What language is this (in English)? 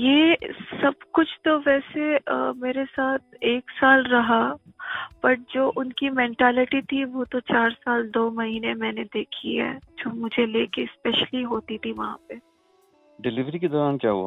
Urdu